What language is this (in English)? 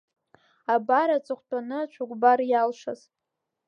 Abkhazian